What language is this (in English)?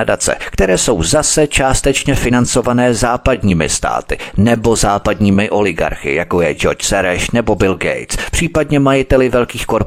Czech